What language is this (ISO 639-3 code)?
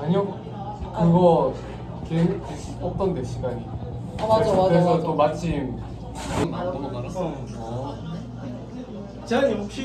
kor